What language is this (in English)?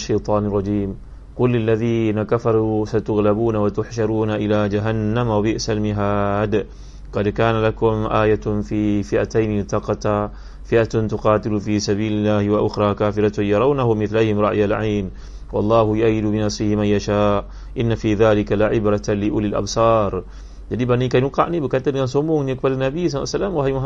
Malay